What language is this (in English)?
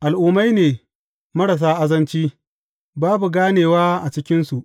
Hausa